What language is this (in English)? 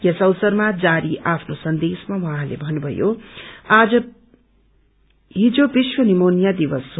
Nepali